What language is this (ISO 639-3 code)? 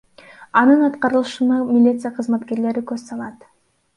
kir